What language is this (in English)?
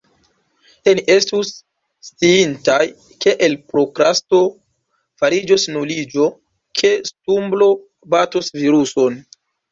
Esperanto